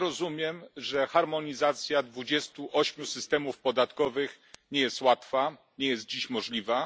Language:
Polish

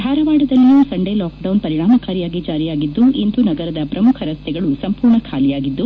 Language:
Kannada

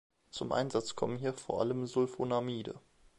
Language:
German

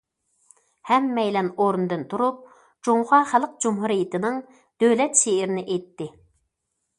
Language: Uyghur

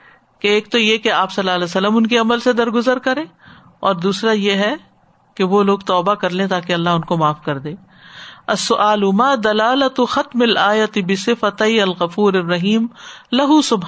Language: Urdu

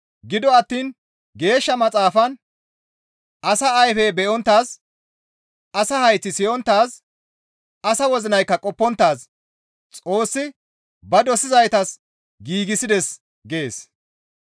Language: Gamo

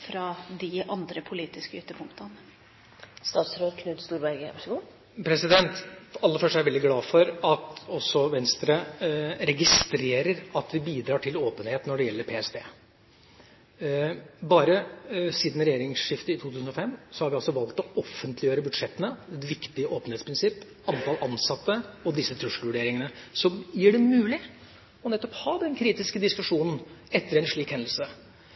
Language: Norwegian Bokmål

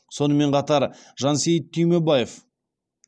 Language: Kazakh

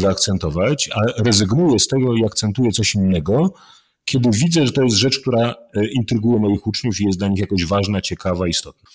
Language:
Polish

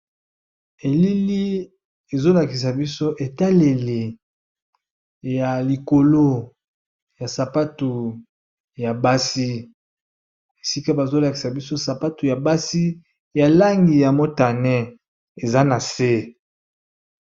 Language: Lingala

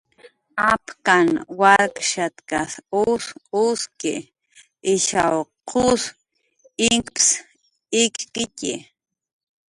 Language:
Jaqaru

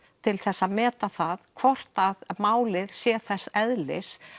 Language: Icelandic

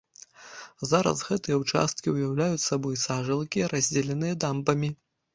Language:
Belarusian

